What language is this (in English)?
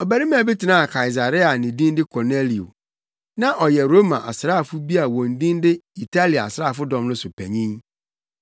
Akan